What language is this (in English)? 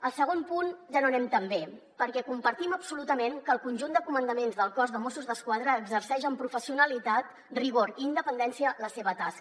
Catalan